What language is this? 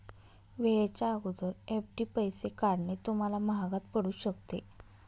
Marathi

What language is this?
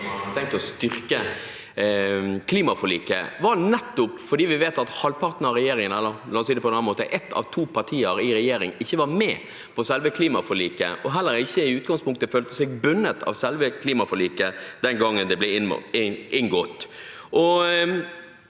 Norwegian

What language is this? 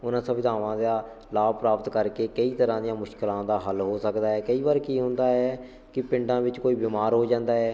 Punjabi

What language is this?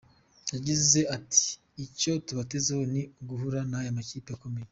Kinyarwanda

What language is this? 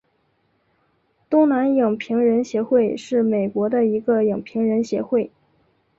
Chinese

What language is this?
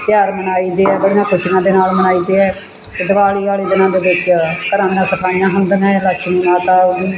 Punjabi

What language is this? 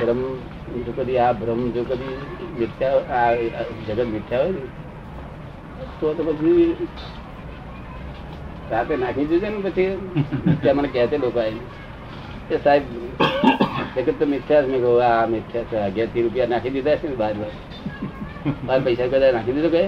Gujarati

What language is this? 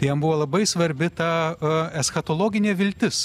Lithuanian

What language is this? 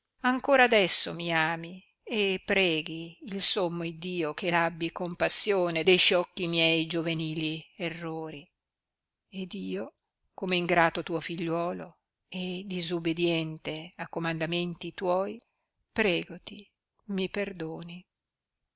Italian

